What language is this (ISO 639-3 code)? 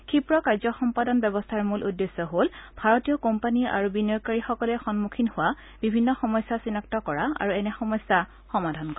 asm